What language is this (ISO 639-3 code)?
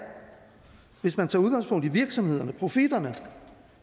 dan